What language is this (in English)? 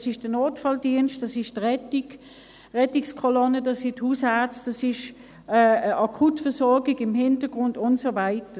Swiss German